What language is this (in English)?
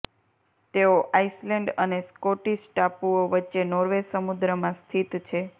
Gujarati